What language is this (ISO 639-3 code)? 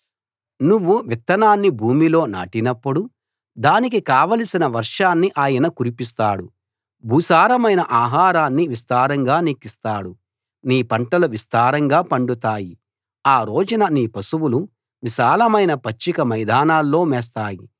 tel